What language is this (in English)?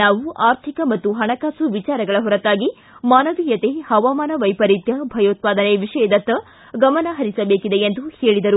Kannada